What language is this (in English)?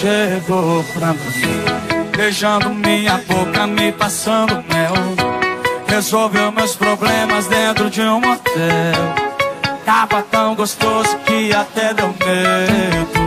Polish